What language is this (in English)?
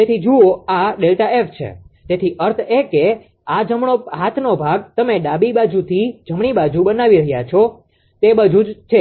Gujarati